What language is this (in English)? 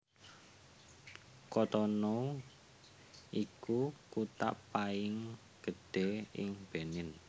Javanese